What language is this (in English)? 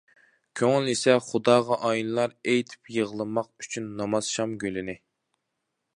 Uyghur